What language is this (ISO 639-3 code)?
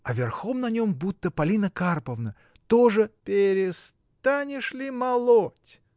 rus